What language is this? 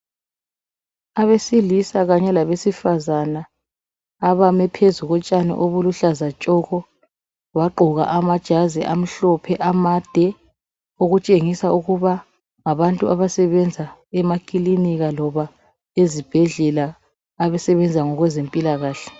North Ndebele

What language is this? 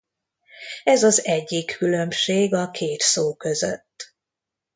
Hungarian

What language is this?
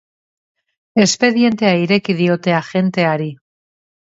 Basque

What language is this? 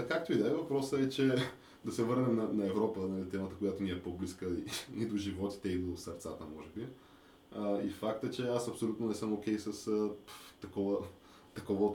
Bulgarian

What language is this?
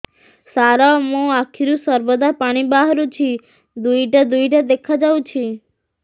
Odia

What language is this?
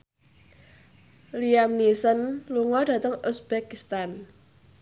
Javanese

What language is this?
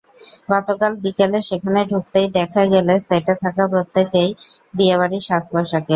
Bangla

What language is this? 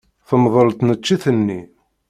Kabyle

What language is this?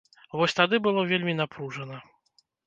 Belarusian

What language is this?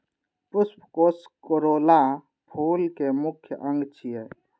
Maithili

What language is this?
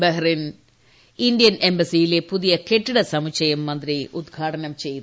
Malayalam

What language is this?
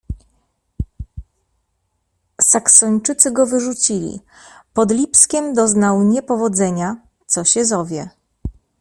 Polish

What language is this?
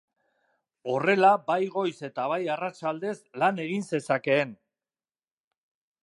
Basque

